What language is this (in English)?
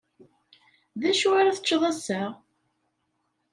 Kabyle